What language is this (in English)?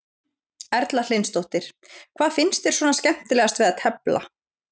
Icelandic